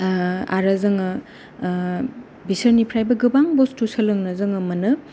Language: Bodo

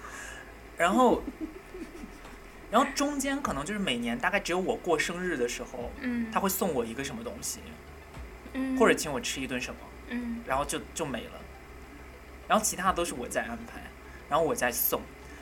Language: Chinese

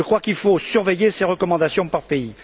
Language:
French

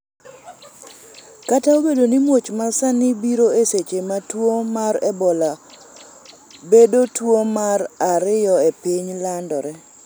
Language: Luo (Kenya and Tanzania)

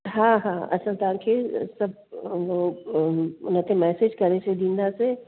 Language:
Sindhi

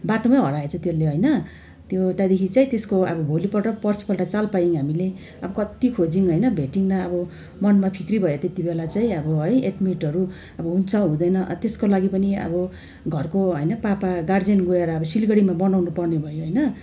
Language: Nepali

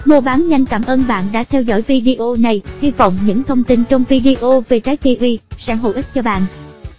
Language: Vietnamese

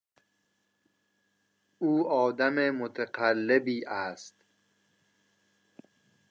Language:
Persian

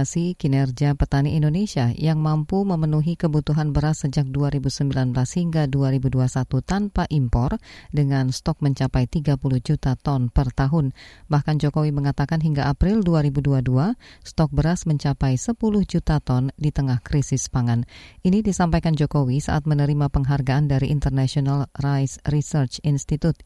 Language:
Indonesian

